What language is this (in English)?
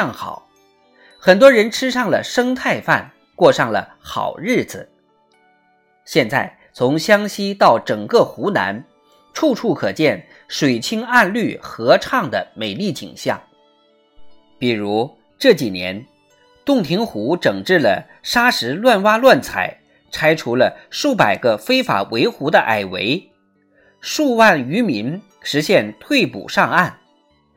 Chinese